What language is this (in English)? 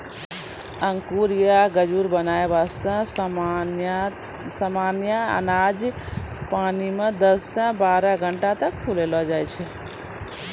Maithili